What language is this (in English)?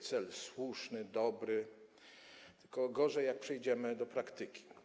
Polish